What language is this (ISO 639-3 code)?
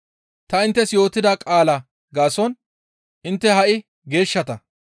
gmv